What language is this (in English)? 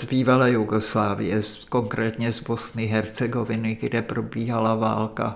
Czech